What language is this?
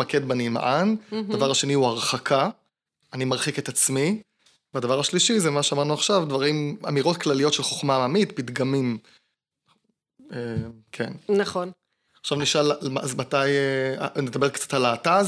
Hebrew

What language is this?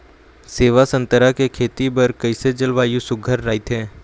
Chhattisgarhi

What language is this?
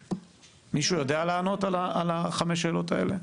Hebrew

